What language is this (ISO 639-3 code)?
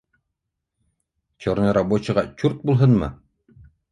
bak